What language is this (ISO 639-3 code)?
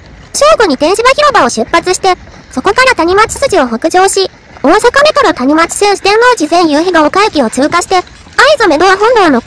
jpn